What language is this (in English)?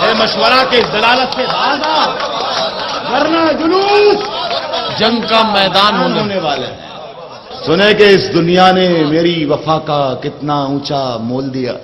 Hindi